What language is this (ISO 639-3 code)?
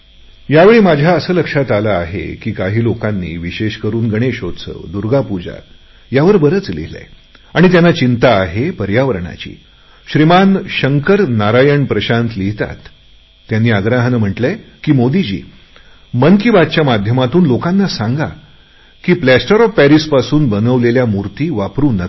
mar